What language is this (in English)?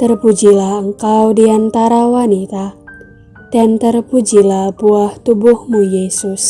Indonesian